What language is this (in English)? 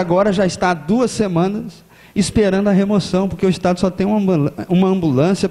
Portuguese